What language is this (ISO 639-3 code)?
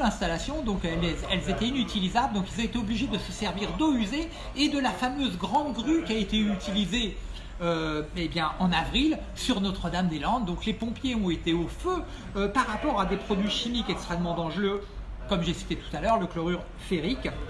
fra